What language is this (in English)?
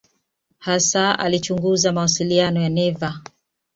Swahili